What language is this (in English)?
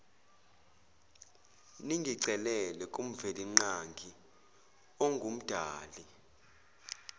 Zulu